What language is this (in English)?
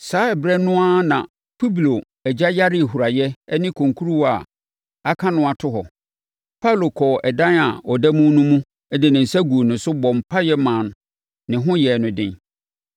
Akan